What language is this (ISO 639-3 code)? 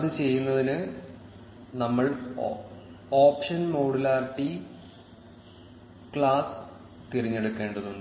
mal